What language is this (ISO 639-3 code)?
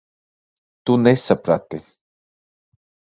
lav